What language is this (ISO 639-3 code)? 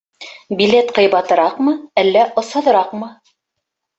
bak